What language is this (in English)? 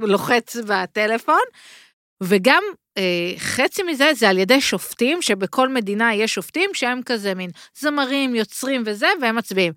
Hebrew